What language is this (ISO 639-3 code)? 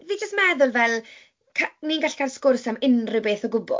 cym